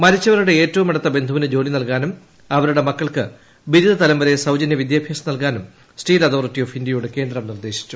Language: Malayalam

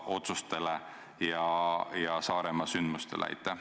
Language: Estonian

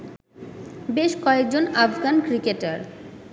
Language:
Bangla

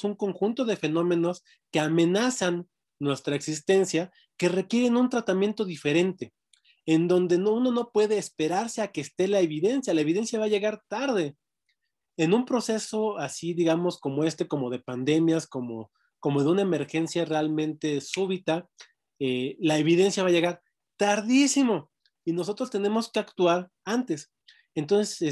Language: Spanish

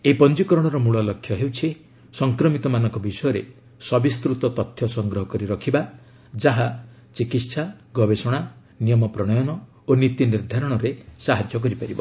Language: Odia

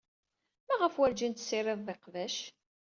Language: Kabyle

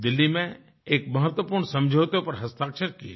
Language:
Hindi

